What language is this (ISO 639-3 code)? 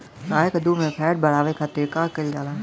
bho